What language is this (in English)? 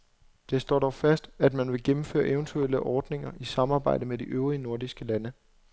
Danish